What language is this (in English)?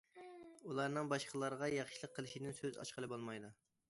Uyghur